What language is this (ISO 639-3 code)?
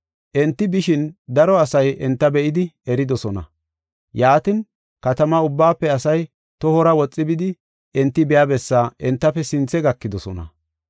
gof